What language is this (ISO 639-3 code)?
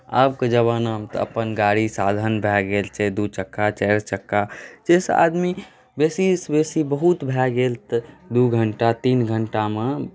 mai